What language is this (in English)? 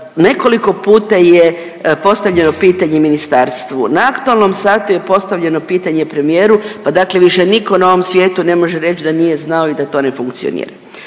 Croatian